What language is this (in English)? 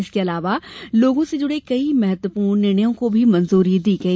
Hindi